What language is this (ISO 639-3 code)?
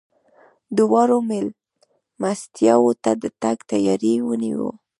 pus